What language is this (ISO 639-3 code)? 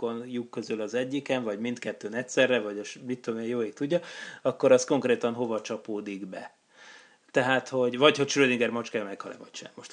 hun